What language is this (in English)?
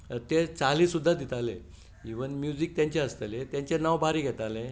Konkani